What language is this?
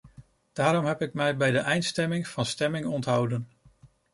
Dutch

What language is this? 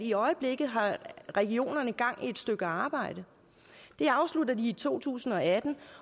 Danish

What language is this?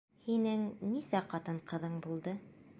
Bashkir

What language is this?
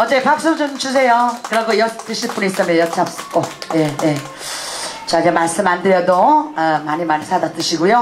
Korean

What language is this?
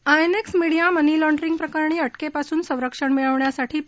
Marathi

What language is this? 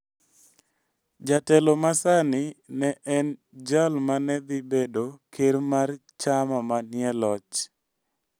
Luo (Kenya and Tanzania)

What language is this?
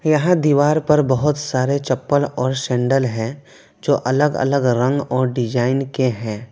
Hindi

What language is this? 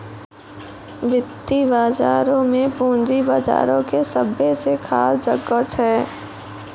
Maithili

